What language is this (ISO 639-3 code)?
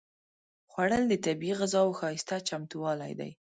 pus